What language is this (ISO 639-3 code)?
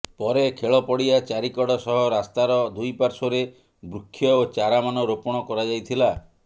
ori